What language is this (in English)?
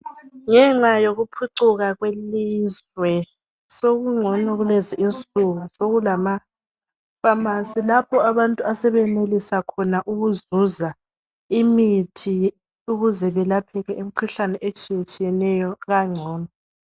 North Ndebele